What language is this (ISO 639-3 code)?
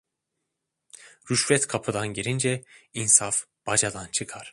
tur